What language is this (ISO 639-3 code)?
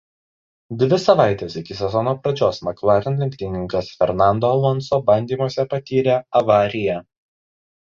lit